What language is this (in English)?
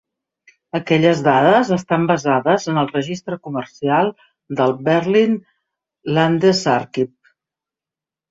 Catalan